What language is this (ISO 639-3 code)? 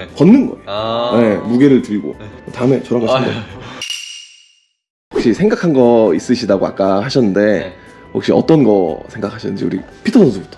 kor